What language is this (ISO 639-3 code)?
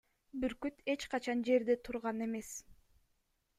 kir